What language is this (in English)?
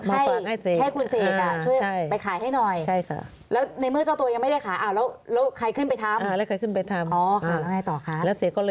Thai